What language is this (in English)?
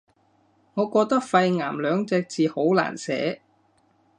Cantonese